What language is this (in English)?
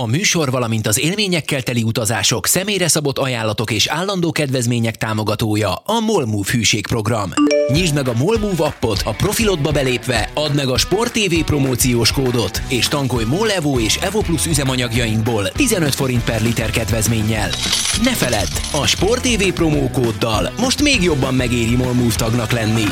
Hungarian